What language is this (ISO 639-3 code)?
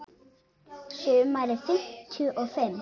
isl